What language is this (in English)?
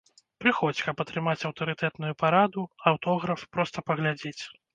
Belarusian